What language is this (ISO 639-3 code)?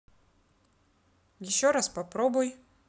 rus